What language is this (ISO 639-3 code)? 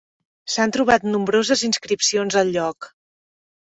cat